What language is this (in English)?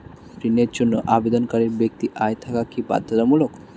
Bangla